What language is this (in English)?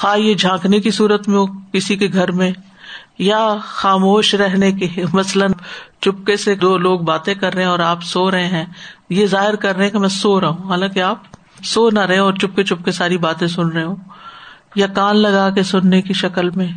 Urdu